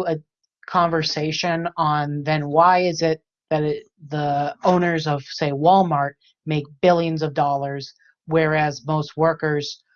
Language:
English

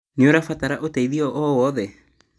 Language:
Kikuyu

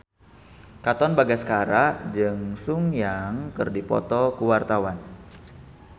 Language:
Sundanese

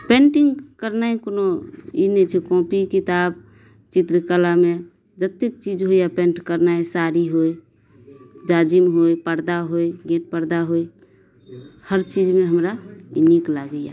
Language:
Maithili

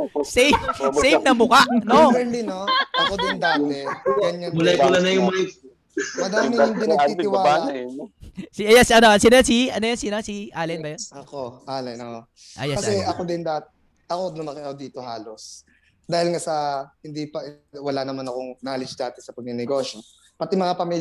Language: Filipino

